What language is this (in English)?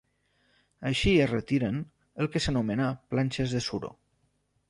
Catalan